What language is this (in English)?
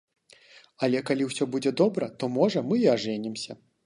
Belarusian